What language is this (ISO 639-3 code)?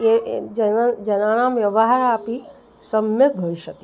san